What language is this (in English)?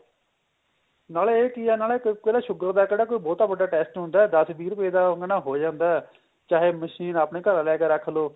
Punjabi